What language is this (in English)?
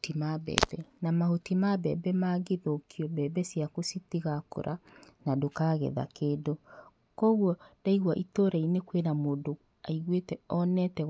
Kikuyu